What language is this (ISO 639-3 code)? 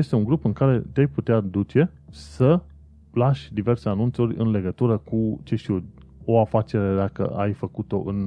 ron